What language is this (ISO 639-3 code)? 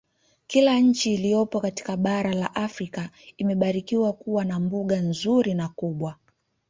swa